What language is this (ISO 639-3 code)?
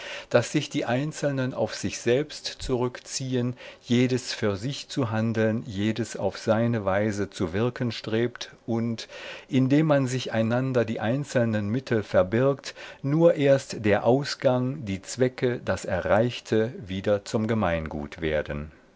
deu